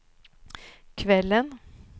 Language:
Swedish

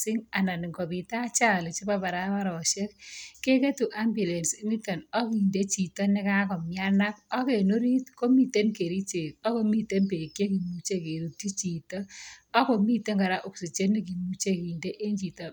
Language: Kalenjin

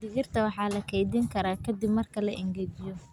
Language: Somali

